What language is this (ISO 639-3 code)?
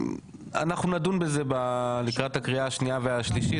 heb